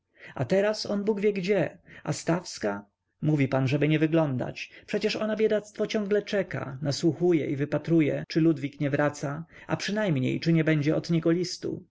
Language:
Polish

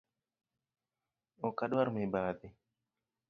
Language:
Luo (Kenya and Tanzania)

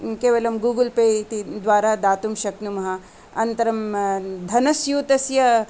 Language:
Sanskrit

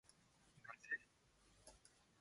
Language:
Japanese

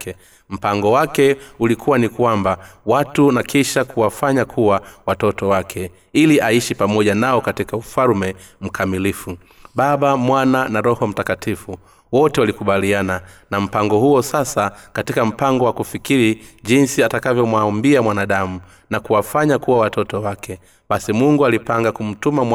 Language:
Swahili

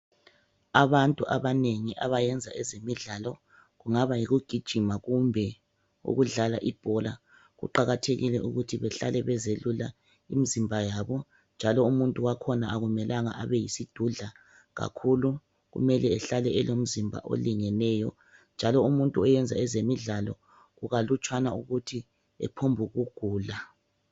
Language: North Ndebele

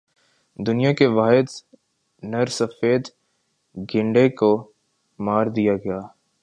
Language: Urdu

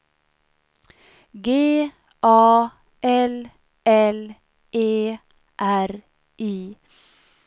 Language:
Swedish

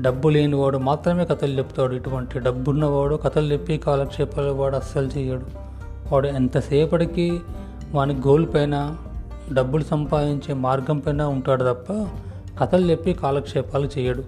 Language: Telugu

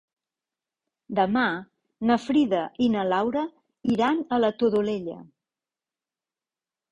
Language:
Catalan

